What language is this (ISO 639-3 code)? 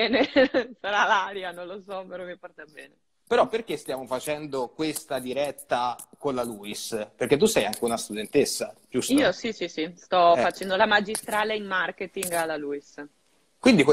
ita